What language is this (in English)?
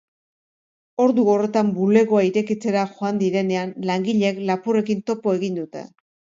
Basque